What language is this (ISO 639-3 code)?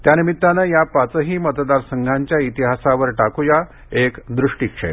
mar